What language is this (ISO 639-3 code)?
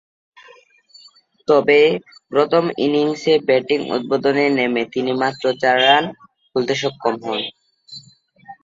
ben